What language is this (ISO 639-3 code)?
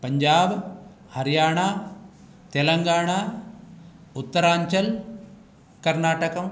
san